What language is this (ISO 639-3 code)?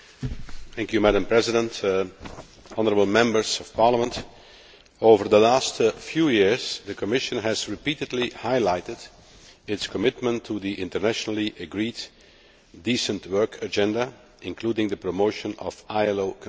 eng